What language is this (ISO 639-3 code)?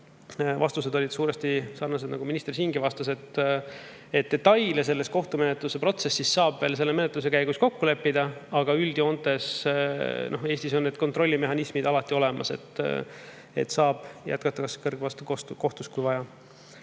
est